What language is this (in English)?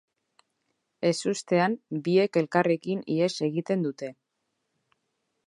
Basque